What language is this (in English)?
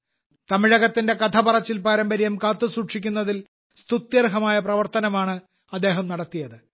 Malayalam